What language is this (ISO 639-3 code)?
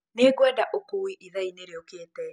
kik